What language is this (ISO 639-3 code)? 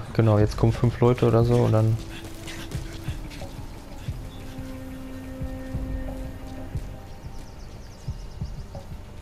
deu